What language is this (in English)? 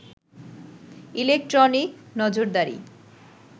Bangla